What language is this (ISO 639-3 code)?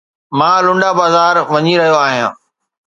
snd